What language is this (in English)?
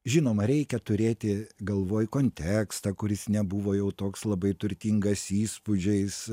Lithuanian